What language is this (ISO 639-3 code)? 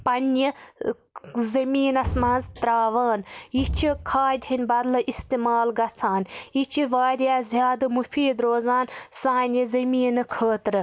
kas